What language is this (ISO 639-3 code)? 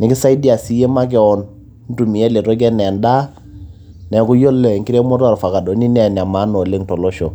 mas